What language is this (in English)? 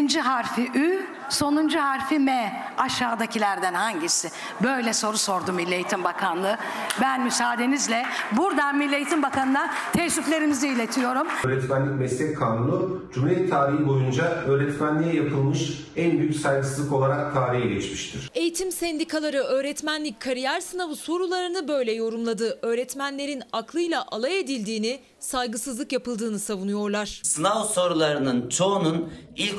Turkish